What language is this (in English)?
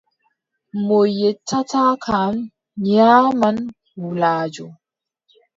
Adamawa Fulfulde